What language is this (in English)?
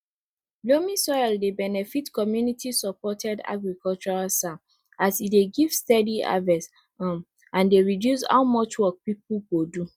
Nigerian Pidgin